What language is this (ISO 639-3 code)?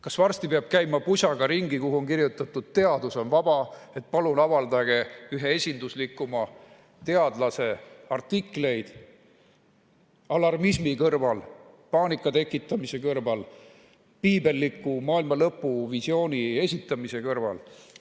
est